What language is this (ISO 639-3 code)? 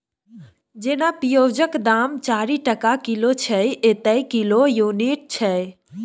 mai